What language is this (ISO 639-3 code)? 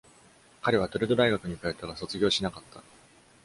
jpn